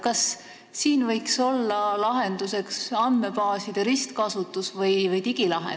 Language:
Estonian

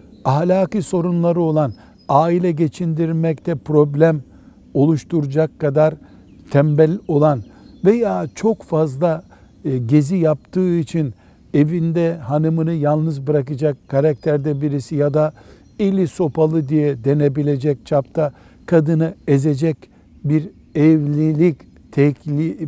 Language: Turkish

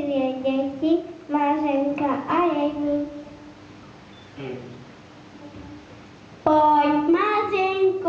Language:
Czech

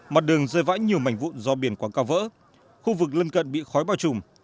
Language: Vietnamese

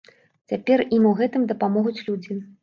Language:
Belarusian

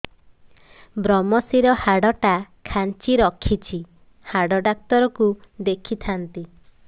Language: Odia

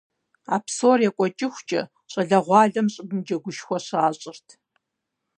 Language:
Kabardian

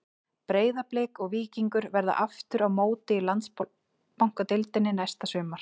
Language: Icelandic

